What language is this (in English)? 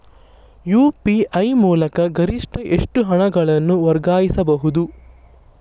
Kannada